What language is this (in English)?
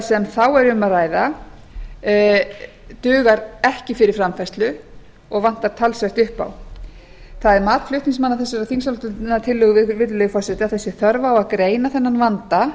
Icelandic